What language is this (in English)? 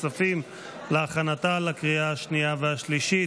Hebrew